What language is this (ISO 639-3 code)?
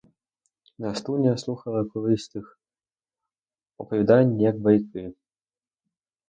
ukr